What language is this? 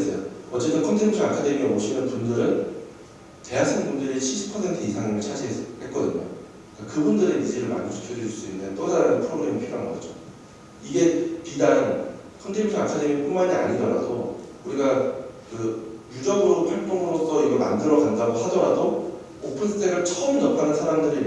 Korean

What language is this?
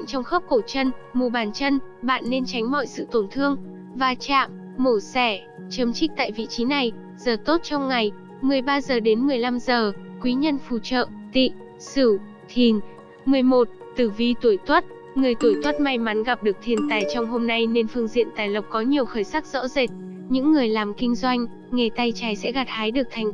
Vietnamese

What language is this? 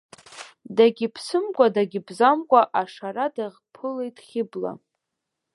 Abkhazian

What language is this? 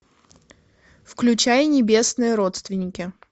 Russian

